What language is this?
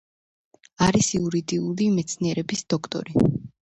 Georgian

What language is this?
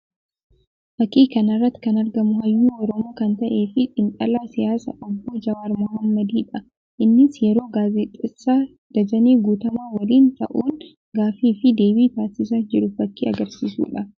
Oromo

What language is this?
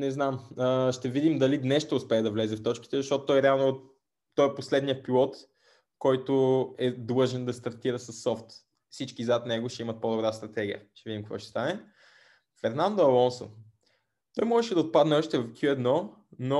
Bulgarian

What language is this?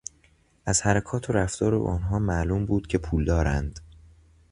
Persian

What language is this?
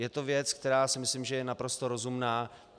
Czech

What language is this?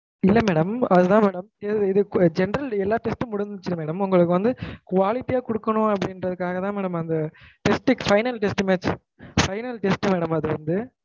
Tamil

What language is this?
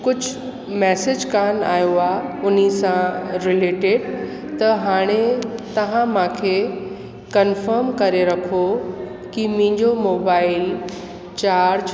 Sindhi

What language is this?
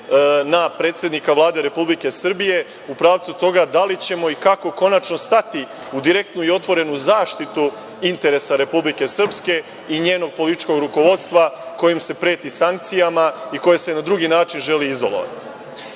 Serbian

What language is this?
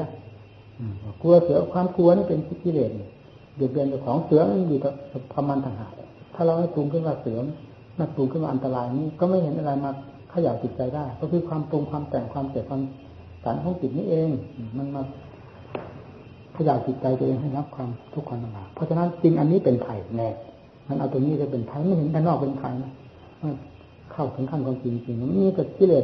Thai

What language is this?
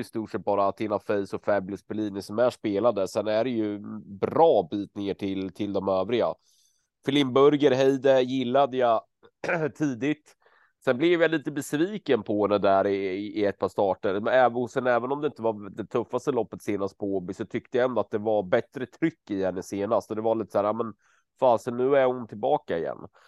Swedish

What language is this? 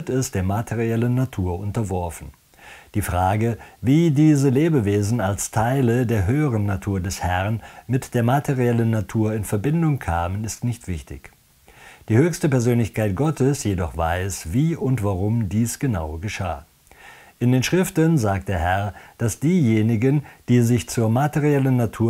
German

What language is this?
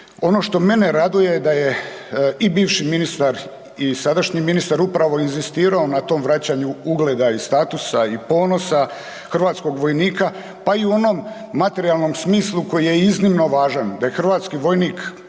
Croatian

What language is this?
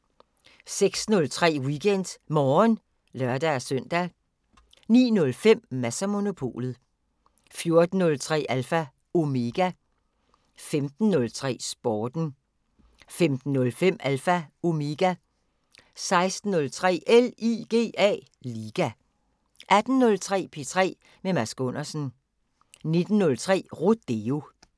Danish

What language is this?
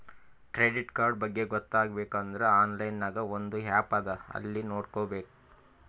Kannada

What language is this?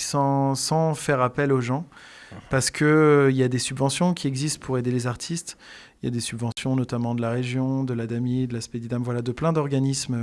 French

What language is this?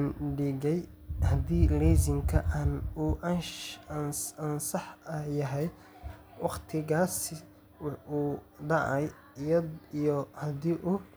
Somali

